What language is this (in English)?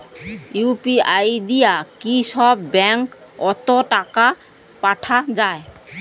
Bangla